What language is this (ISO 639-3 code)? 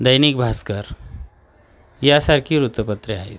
mar